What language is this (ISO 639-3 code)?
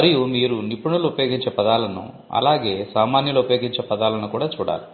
tel